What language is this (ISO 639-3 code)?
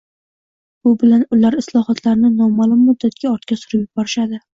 uzb